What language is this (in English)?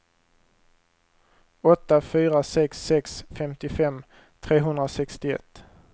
Swedish